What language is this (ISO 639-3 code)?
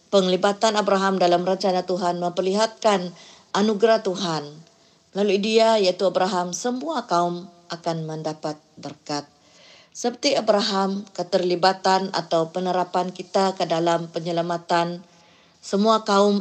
msa